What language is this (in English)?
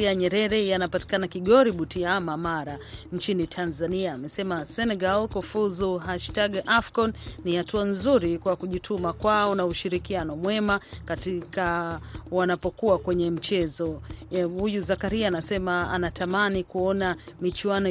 Swahili